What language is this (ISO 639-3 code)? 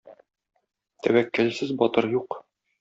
tat